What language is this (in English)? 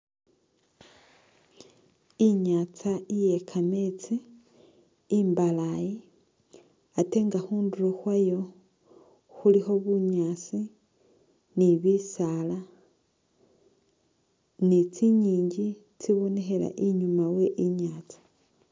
Masaaba